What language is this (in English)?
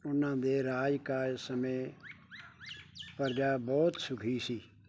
Punjabi